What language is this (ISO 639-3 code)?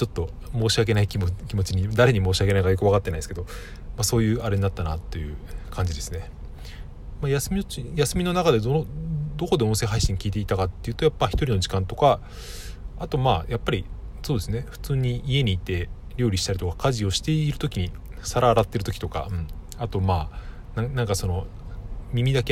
jpn